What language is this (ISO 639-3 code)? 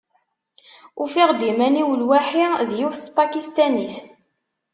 kab